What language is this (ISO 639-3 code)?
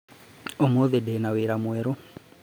kik